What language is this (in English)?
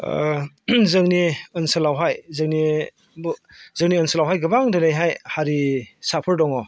Bodo